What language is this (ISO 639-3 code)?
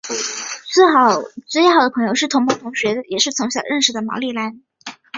zho